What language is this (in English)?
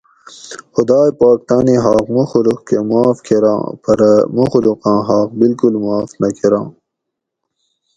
Gawri